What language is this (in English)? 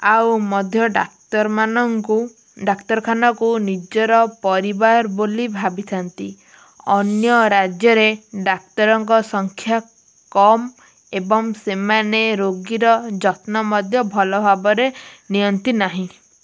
Odia